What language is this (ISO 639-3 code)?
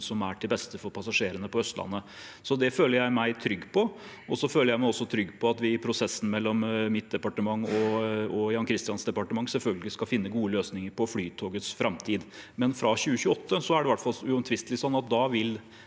nor